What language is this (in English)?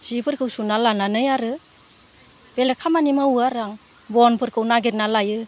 Bodo